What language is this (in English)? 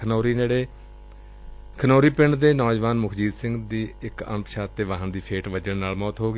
Punjabi